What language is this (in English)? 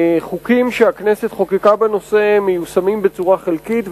Hebrew